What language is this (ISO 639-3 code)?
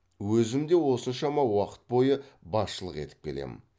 kaz